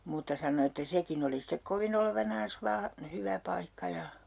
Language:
Finnish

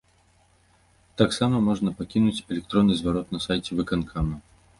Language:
Belarusian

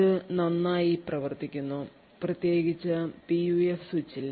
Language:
Malayalam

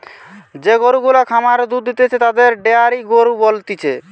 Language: Bangla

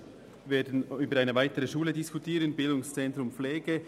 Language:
Swiss German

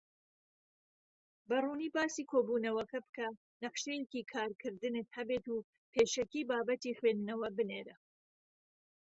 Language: Central Kurdish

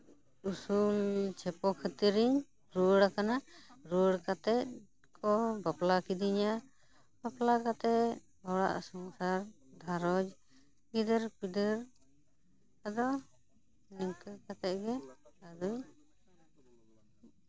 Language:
Santali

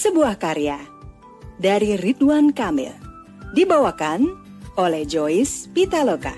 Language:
Indonesian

